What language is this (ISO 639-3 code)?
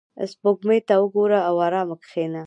pus